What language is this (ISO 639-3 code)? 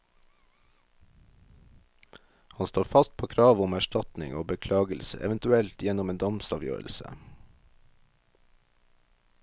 nor